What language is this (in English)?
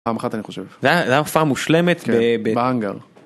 Hebrew